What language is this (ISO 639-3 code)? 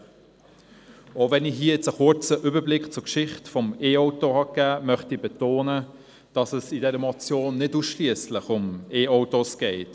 gsw